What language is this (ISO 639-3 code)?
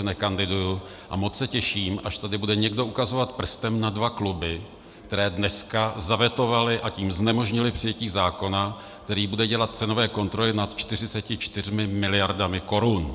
ces